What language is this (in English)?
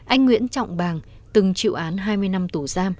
Vietnamese